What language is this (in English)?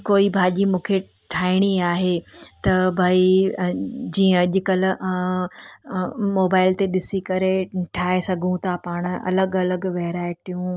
Sindhi